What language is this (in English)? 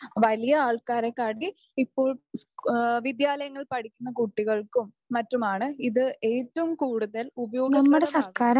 Malayalam